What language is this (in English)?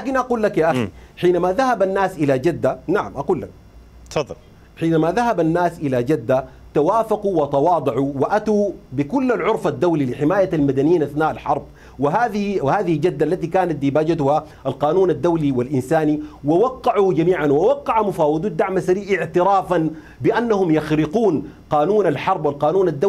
Arabic